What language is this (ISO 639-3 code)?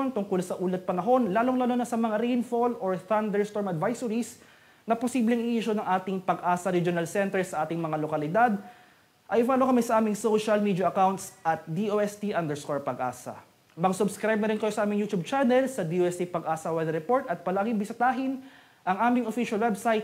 fil